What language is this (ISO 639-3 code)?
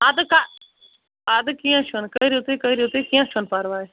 kas